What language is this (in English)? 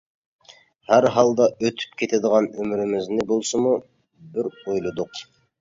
Uyghur